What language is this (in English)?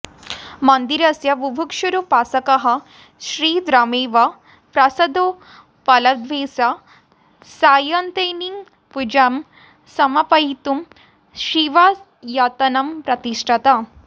Sanskrit